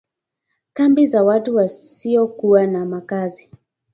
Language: Swahili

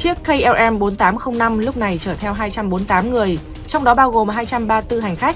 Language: Vietnamese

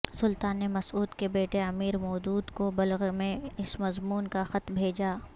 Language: Urdu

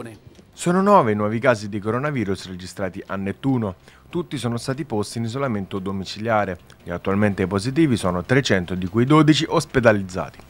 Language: Italian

